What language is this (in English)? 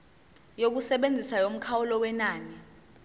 Zulu